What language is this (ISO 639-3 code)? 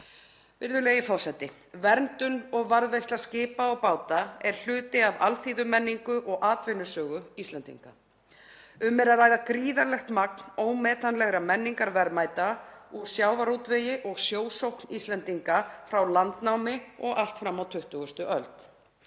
isl